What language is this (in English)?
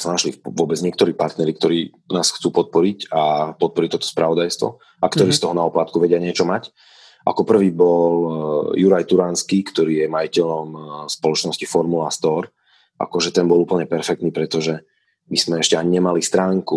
Slovak